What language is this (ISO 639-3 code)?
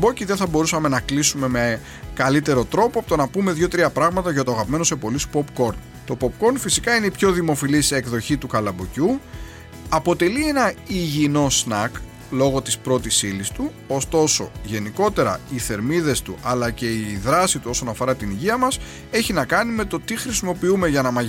ell